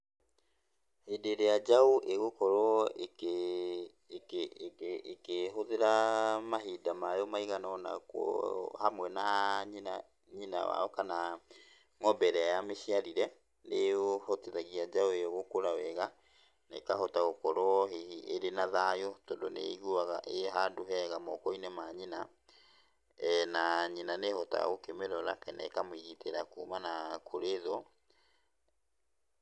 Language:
Kikuyu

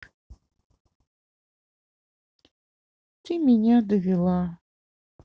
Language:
Russian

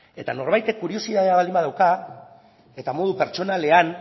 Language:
Basque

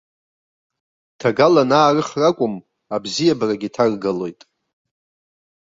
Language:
Abkhazian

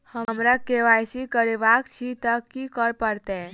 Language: Maithili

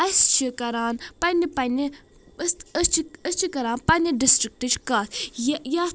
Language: Kashmiri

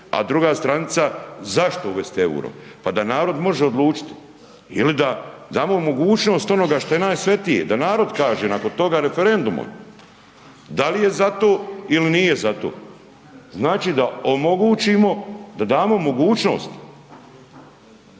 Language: Croatian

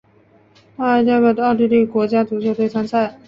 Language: Chinese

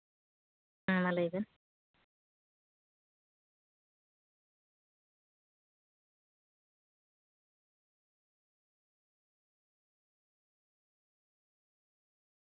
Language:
Santali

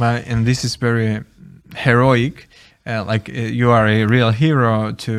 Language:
Ukrainian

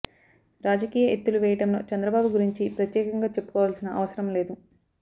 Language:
Telugu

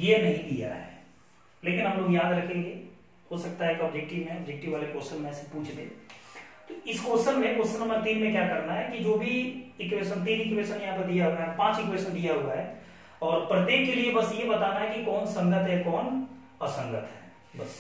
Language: Hindi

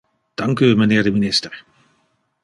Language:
Dutch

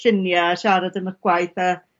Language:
Welsh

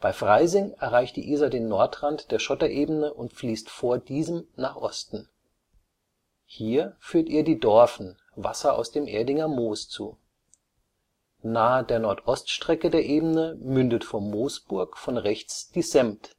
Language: German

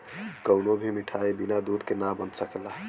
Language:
Bhojpuri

